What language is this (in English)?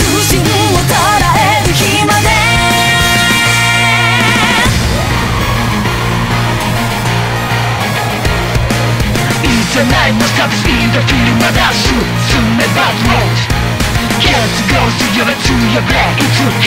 Thai